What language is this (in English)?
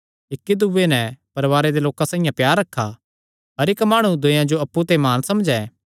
Kangri